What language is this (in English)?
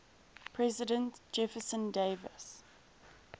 English